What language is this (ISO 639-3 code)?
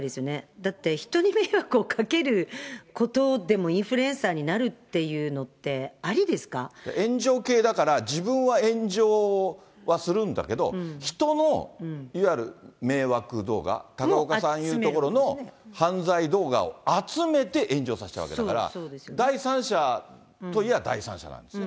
jpn